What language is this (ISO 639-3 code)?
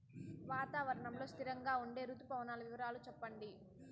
tel